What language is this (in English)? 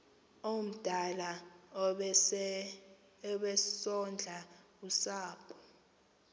Xhosa